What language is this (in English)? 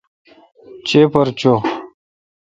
Kalkoti